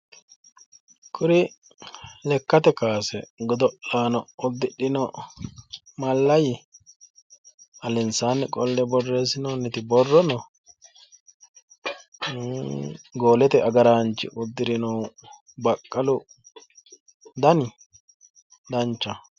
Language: Sidamo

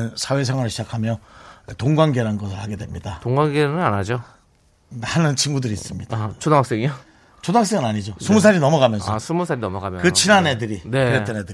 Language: Korean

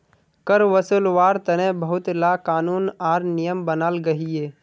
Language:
Magahi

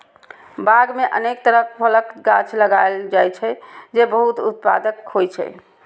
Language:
Maithili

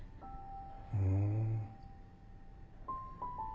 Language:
Japanese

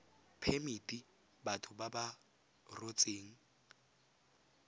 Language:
Tswana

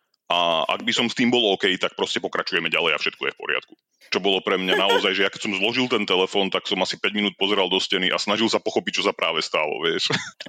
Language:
Slovak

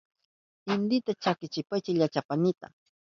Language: Southern Pastaza Quechua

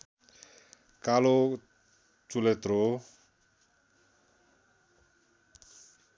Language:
Nepali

